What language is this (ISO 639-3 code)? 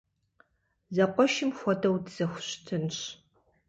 kbd